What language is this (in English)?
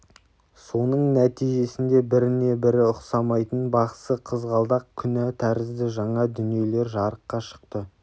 Kazakh